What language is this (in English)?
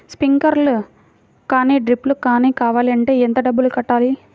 Telugu